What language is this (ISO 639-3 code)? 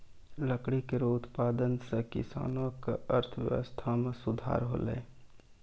mai